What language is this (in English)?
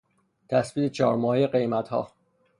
Persian